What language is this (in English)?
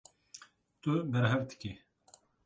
Kurdish